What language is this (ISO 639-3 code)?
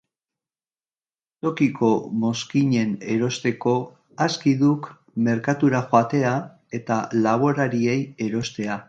eus